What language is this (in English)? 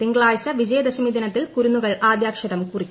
Malayalam